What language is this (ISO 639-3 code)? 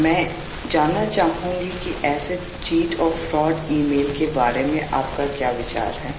mar